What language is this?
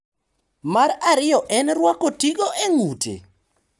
Luo (Kenya and Tanzania)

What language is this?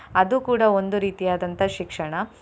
Kannada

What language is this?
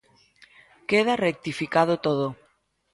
Galician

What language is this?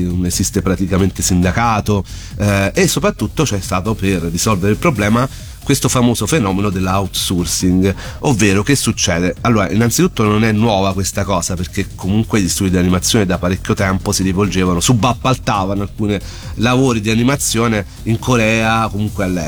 Italian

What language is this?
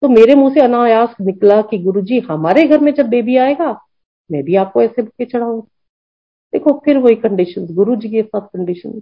Hindi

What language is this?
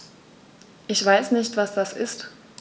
German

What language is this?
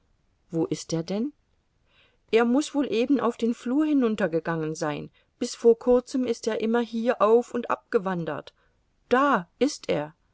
German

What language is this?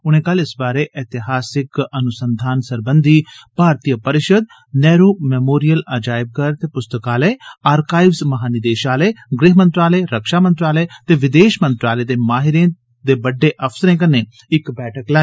Dogri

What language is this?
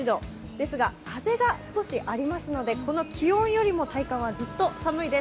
Japanese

